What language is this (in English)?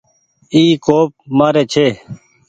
Goaria